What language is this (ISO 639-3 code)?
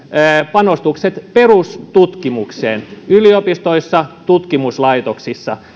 fin